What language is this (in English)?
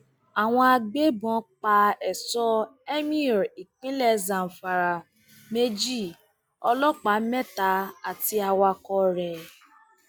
Yoruba